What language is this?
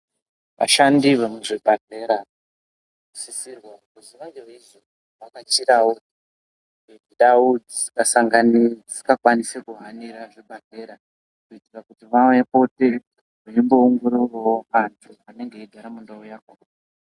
Ndau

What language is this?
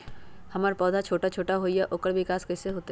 Magahi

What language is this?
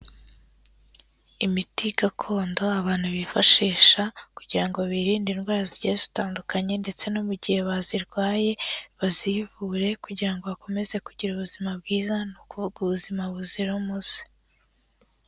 Kinyarwanda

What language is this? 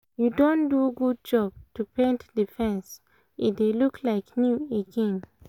Nigerian Pidgin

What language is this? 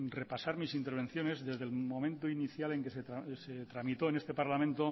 Spanish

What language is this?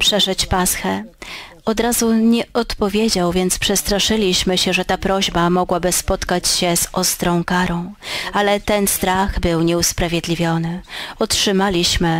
Polish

